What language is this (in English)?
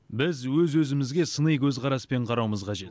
Kazakh